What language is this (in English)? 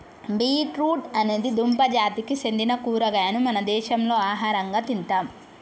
Telugu